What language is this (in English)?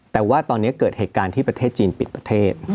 Thai